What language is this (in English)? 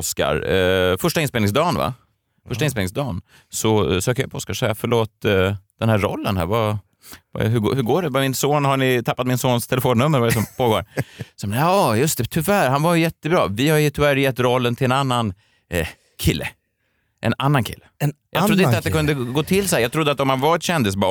Swedish